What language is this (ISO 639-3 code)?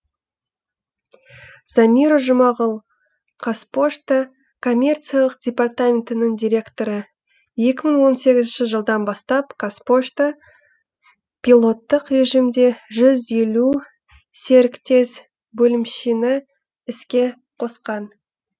kaz